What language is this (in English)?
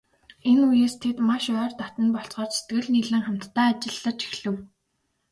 Mongolian